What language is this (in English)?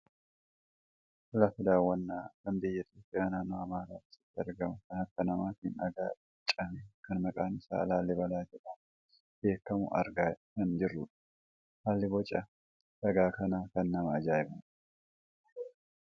Oromo